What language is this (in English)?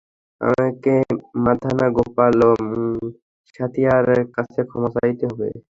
Bangla